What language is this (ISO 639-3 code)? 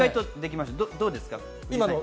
jpn